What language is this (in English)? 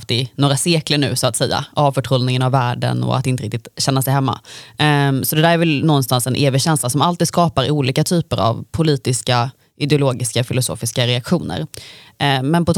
Swedish